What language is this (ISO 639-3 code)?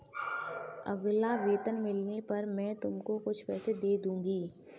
hin